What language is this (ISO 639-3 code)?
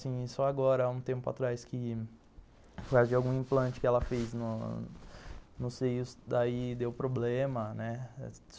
por